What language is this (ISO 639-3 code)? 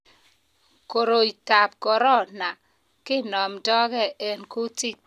kln